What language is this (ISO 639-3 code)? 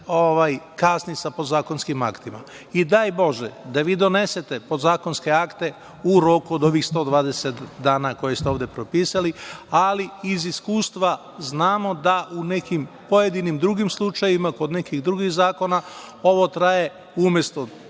srp